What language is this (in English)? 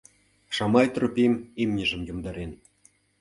Mari